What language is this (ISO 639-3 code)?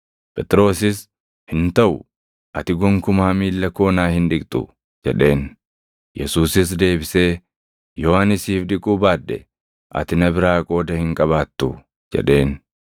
orm